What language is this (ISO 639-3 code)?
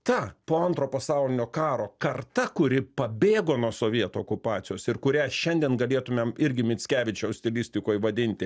lit